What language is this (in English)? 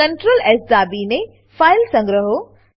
Gujarati